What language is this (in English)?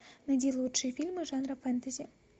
Russian